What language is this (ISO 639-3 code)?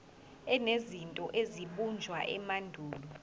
zul